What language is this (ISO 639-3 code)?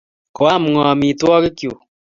kln